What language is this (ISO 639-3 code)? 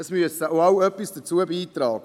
gsw